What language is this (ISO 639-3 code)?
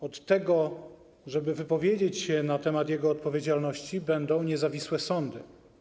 pol